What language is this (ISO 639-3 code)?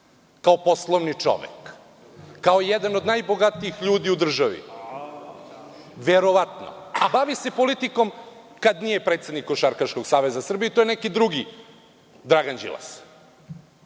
srp